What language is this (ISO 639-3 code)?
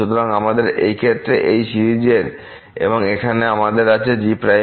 ben